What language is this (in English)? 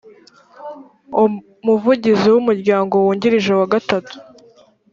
Kinyarwanda